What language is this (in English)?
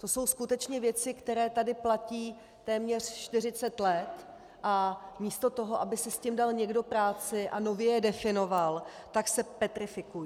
Czech